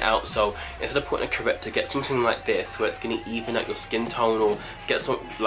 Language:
English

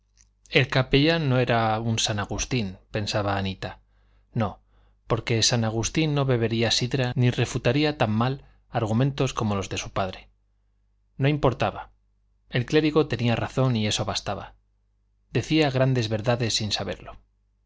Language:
Spanish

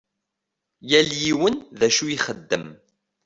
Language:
Kabyle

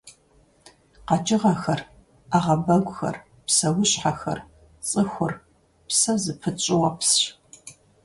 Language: Kabardian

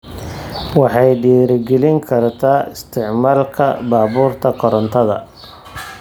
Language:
Somali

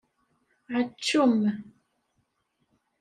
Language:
Kabyle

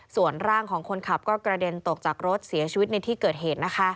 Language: Thai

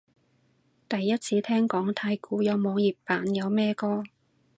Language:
Cantonese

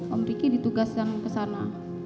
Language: Indonesian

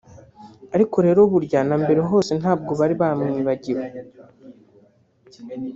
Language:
Kinyarwanda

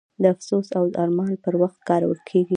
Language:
Pashto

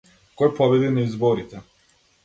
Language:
Macedonian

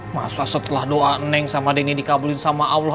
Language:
Indonesian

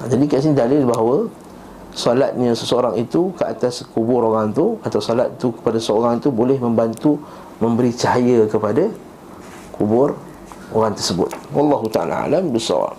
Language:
Malay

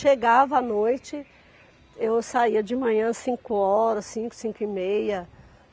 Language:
Portuguese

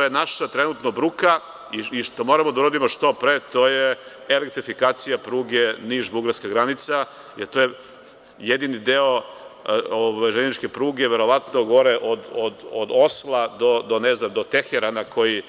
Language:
Serbian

